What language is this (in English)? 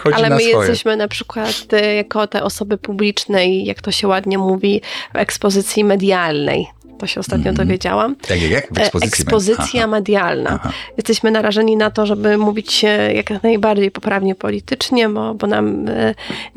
Polish